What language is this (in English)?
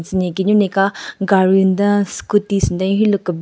Southern Rengma Naga